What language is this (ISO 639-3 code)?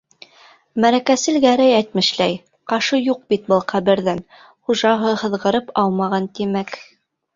bak